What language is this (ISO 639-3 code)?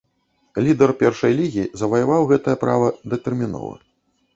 bel